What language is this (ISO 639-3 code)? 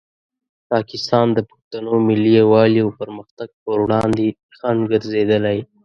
pus